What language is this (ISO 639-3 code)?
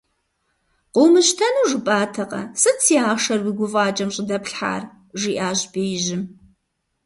kbd